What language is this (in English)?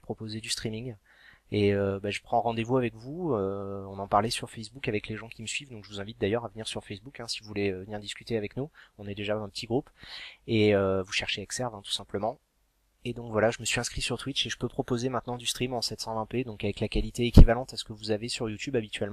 French